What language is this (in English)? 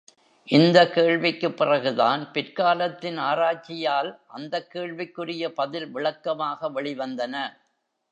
Tamil